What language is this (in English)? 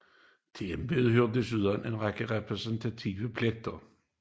Danish